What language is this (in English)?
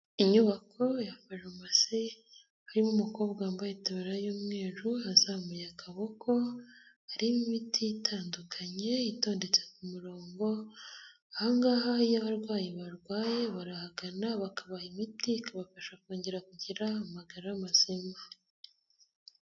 Kinyarwanda